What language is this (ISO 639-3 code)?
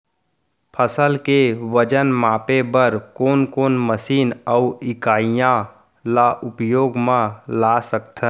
hne